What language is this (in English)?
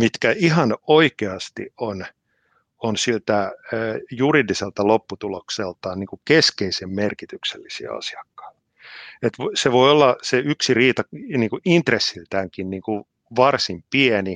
Finnish